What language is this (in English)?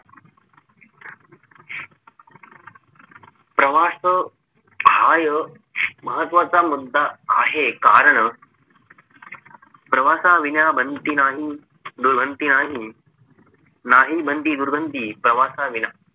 Marathi